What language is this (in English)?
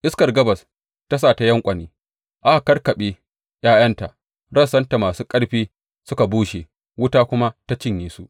Hausa